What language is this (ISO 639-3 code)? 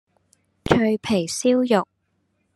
yue